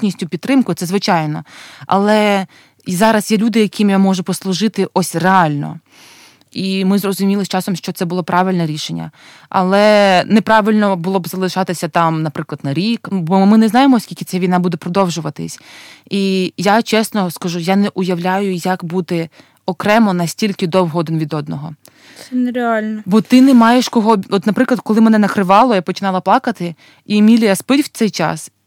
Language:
Ukrainian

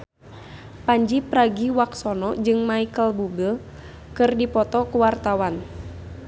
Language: Sundanese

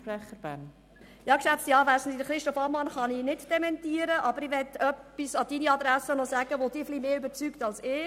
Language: Swiss German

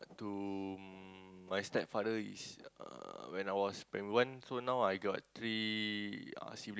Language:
English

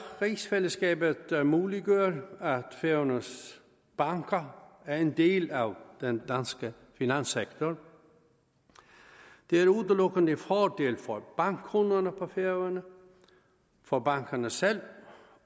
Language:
Danish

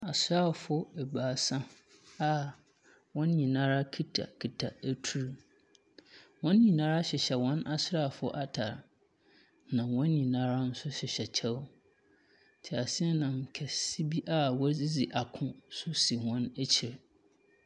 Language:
Akan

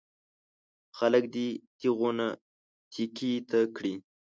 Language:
Pashto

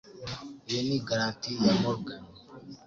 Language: Kinyarwanda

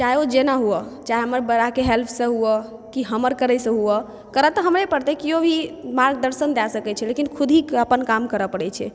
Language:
Maithili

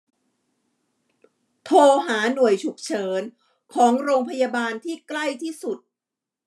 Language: Thai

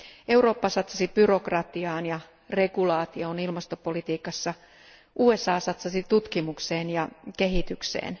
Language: Finnish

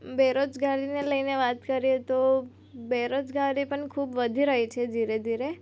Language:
Gujarati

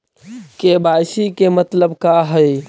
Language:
Magahi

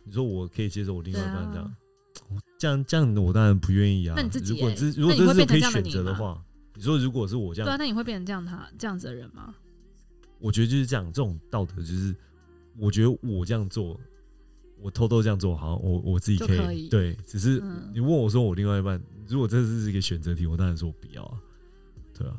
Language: Chinese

